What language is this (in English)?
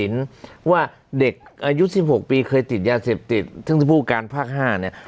Thai